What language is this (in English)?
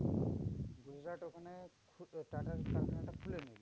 Bangla